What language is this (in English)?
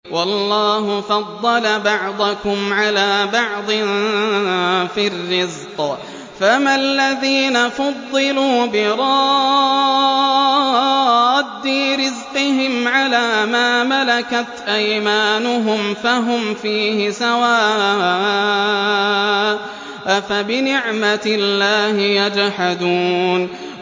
Arabic